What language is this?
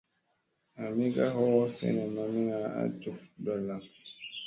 Musey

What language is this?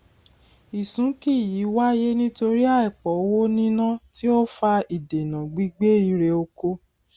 Yoruba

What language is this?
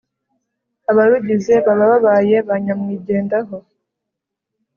Kinyarwanda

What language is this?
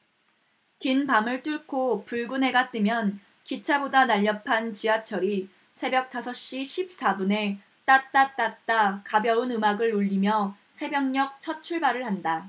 Korean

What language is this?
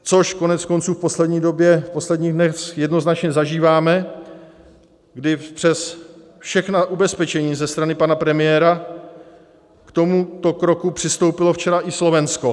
Czech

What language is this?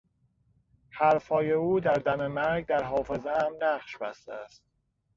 Persian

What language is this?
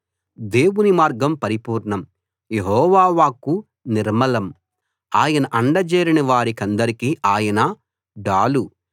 Telugu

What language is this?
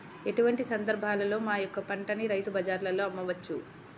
Telugu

